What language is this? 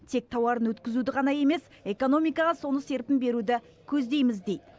Kazakh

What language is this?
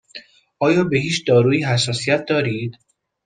Persian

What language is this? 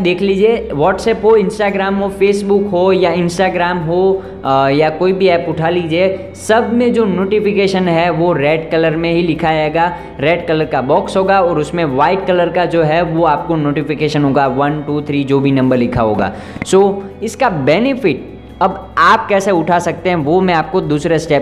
Hindi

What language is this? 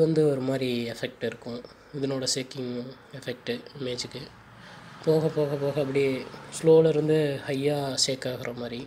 Hindi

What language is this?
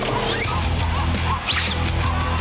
Thai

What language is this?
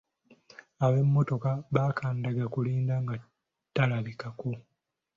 Ganda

